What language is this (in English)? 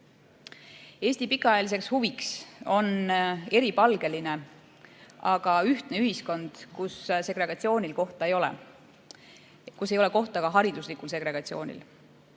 Estonian